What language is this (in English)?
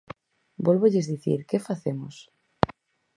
Galician